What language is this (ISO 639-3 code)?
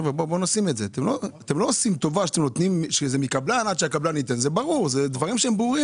heb